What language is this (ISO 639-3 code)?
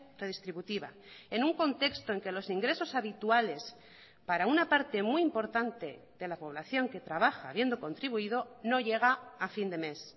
spa